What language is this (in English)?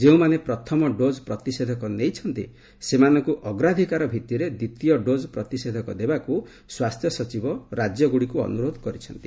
Odia